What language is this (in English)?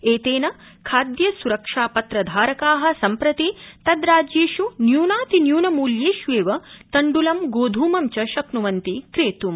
Sanskrit